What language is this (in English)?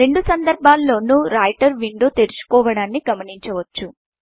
Telugu